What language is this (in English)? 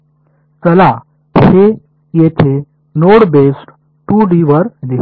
Marathi